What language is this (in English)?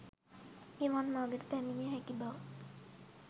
Sinhala